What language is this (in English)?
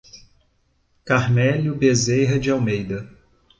Portuguese